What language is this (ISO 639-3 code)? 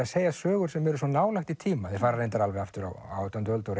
isl